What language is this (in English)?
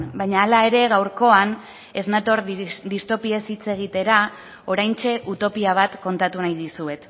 Basque